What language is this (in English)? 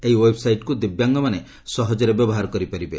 Odia